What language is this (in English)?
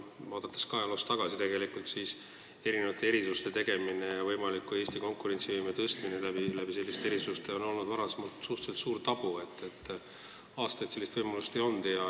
Estonian